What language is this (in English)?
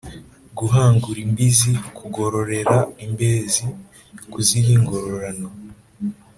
Kinyarwanda